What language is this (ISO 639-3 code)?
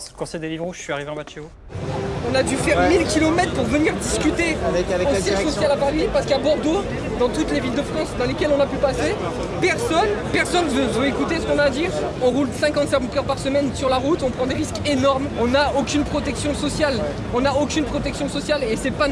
fra